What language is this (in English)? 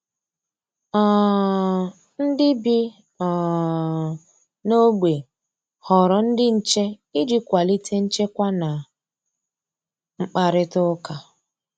Igbo